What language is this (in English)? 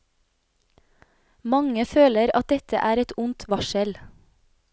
Norwegian